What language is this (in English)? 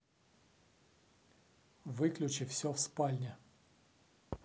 Russian